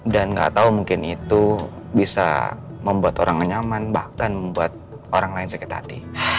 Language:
Indonesian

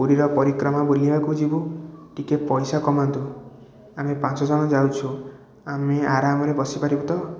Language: Odia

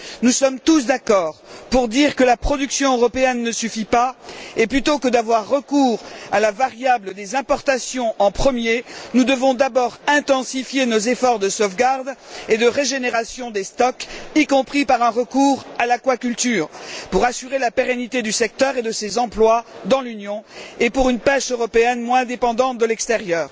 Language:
French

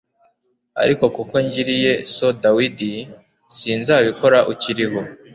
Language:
Kinyarwanda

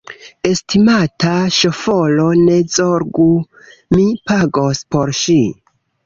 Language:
Esperanto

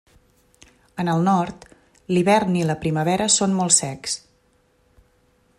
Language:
Catalan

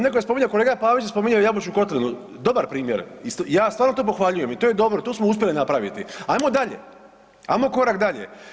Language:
Croatian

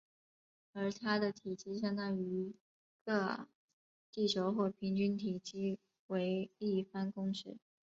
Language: Chinese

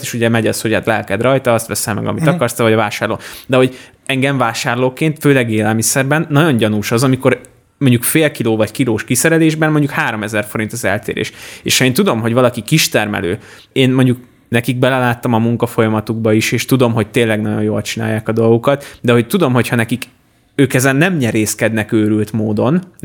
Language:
Hungarian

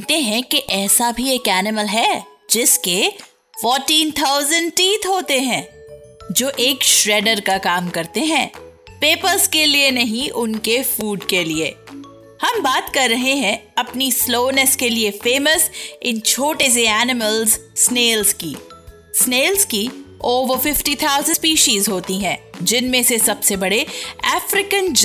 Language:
Hindi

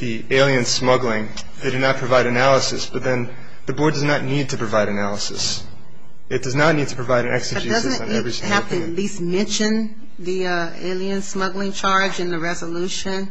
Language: English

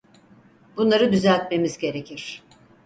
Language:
Turkish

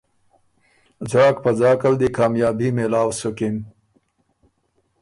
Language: Ormuri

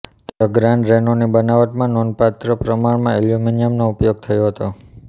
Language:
Gujarati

